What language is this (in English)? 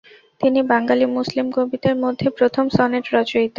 Bangla